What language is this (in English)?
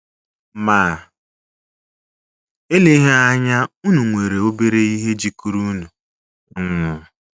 Igbo